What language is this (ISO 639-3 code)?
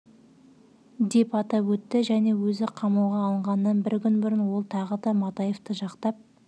kaz